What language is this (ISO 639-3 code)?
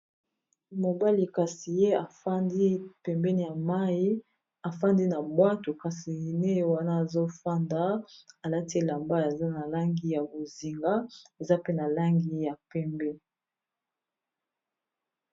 lin